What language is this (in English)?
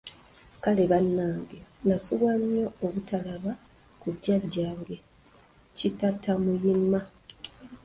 Ganda